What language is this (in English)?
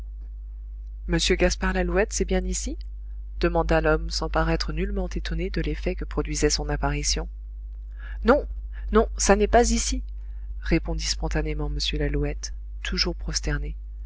French